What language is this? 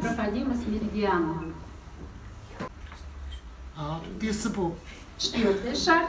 Russian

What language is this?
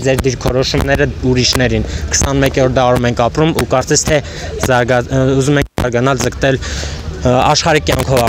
Romanian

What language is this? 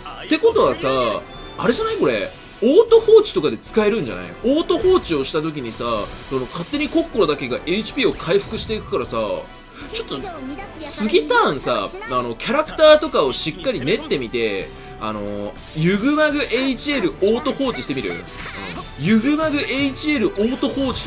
Japanese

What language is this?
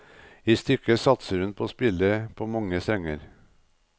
Norwegian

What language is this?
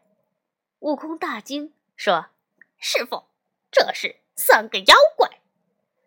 Chinese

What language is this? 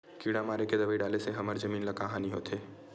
Chhattisgarhi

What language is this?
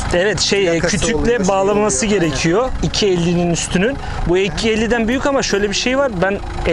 Turkish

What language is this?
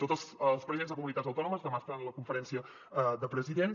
Catalan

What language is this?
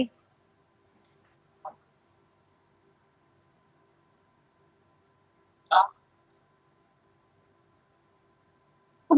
Indonesian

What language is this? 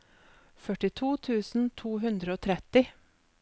Norwegian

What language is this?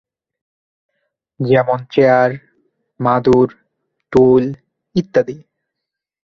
Bangla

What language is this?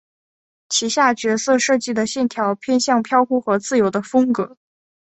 Chinese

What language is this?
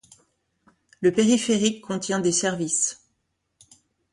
French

